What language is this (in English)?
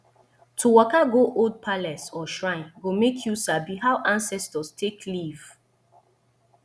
Nigerian Pidgin